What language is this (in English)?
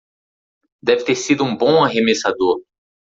Portuguese